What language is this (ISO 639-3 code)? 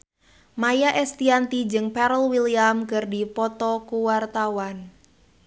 sun